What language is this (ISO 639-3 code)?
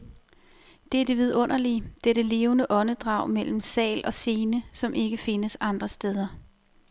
dan